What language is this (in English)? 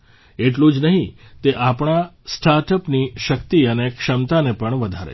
Gujarati